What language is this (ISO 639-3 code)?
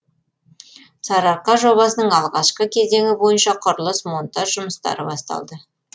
kaz